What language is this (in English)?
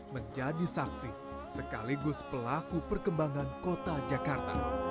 Indonesian